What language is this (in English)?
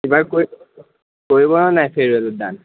Assamese